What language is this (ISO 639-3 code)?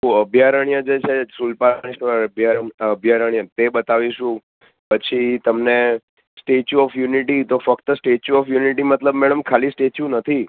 guj